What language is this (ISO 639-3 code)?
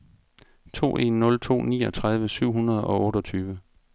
dan